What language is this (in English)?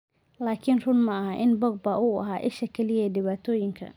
Somali